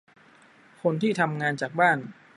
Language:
Thai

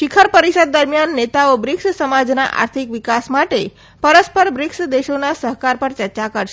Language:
Gujarati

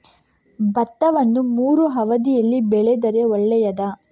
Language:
Kannada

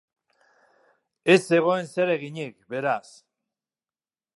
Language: Basque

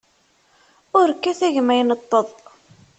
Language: Kabyle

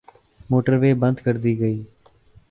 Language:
Urdu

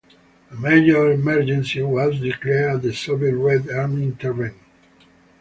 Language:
English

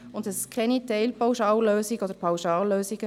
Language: Swiss German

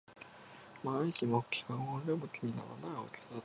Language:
Japanese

